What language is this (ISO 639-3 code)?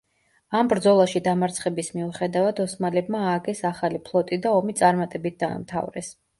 kat